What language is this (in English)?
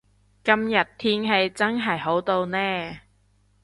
Cantonese